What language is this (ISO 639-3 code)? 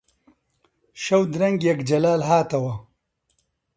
ckb